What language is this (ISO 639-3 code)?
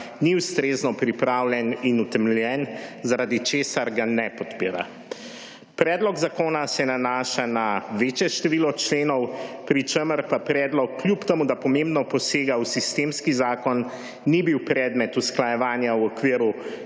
slv